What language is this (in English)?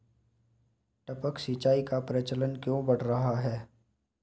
Hindi